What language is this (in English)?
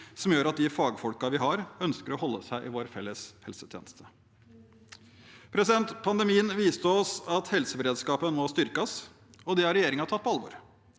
Norwegian